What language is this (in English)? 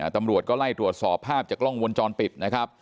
Thai